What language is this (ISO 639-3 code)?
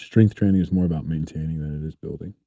eng